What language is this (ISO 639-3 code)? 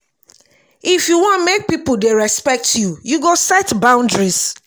pcm